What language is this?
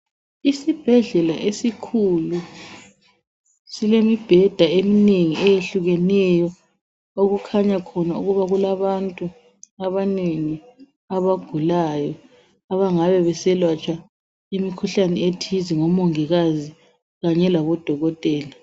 North Ndebele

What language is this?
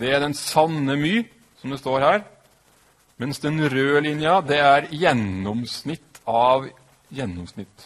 Norwegian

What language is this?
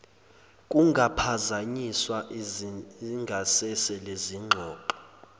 Zulu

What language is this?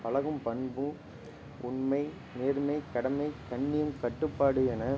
Tamil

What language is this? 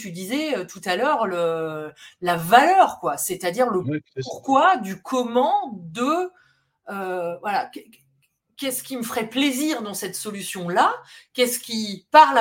French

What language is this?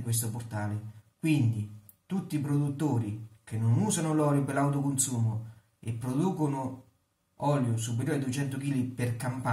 Italian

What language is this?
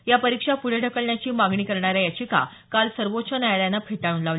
Marathi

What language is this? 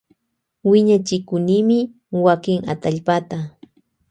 Loja Highland Quichua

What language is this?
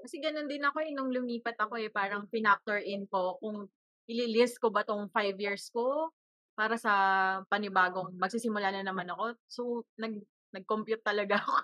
Filipino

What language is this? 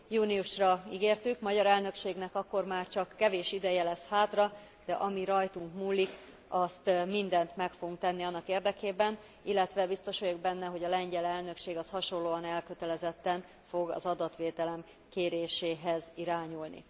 Hungarian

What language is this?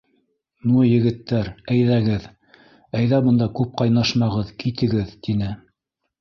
Bashkir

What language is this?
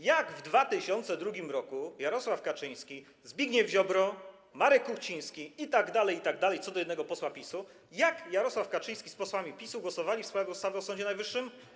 Polish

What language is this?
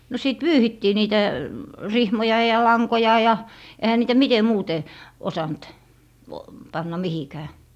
Finnish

